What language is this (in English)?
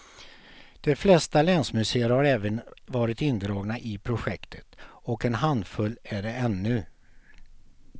Swedish